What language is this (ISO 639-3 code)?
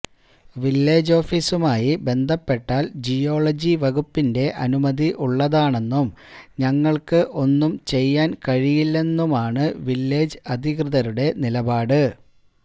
mal